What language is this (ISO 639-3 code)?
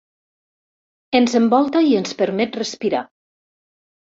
cat